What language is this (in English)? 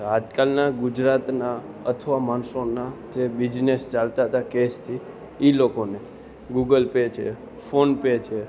Gujarati